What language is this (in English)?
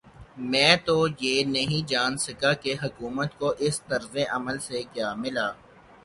Urdu